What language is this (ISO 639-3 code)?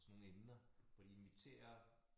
dan